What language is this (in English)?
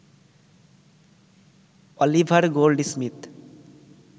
Bangla